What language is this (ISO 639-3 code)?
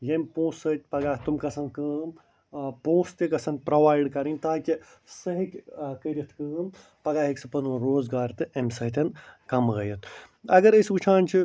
kas